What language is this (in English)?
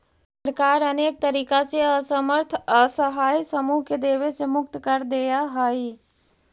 Magahi